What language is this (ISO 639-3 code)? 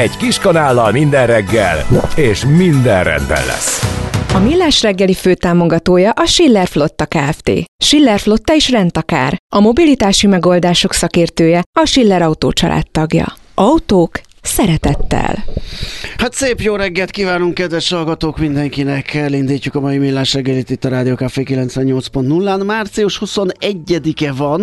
hun